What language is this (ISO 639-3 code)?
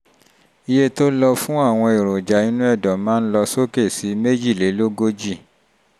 yor